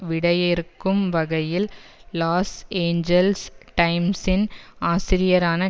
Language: Tamil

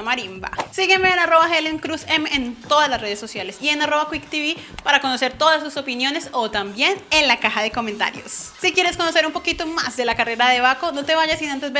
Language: Spanish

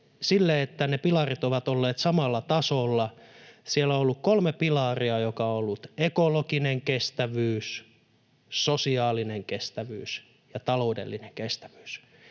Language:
Finnish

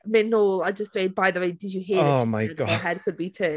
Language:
Welsh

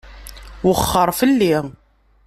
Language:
Kabyle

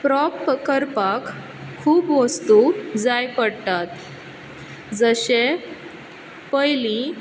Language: Konkani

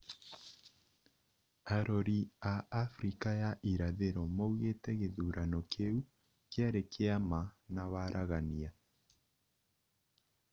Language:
Kikuyu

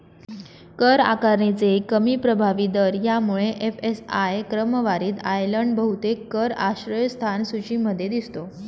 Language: Marathi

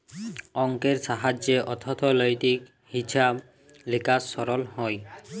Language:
Bangla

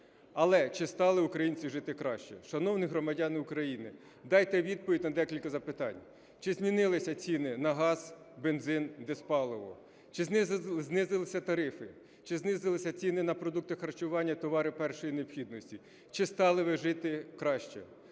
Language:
Ukrainian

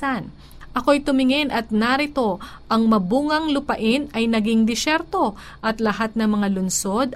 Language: Filipino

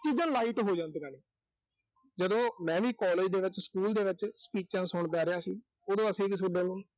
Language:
Punjabi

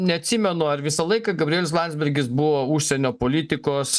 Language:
Lithuanian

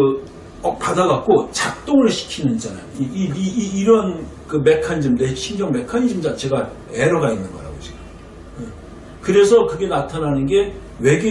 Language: Korean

